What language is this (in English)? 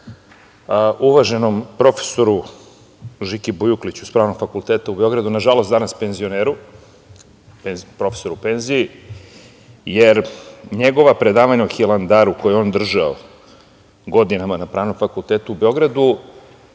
Serbian